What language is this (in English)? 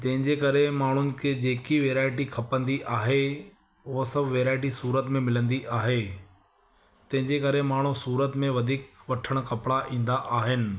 Sindhi